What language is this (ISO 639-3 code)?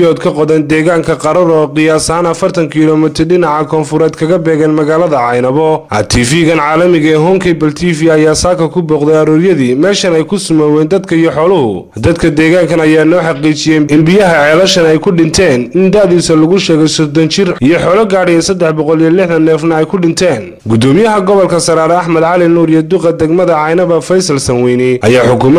ara